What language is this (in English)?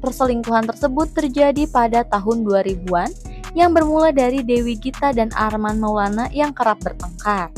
Indonesian